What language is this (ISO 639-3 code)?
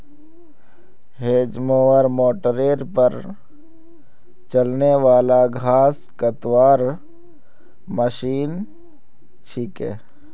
mag